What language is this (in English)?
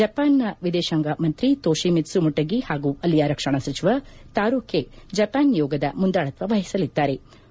Kannada